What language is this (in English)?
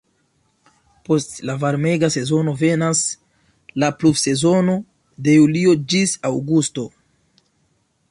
Esperanto